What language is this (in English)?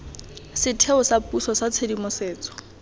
Tswana